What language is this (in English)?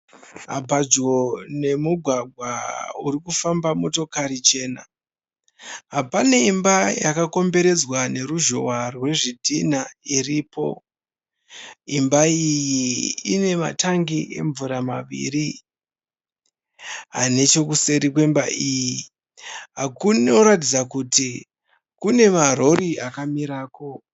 Shona